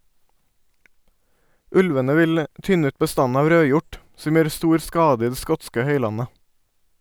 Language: Norwegian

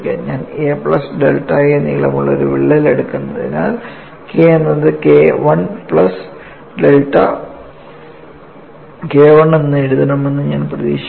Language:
Malayalam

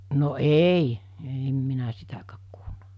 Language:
Finnish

